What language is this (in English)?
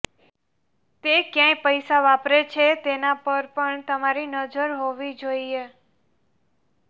Gujarati